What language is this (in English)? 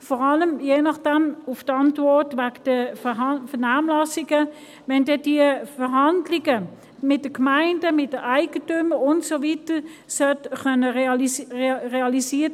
Swiss German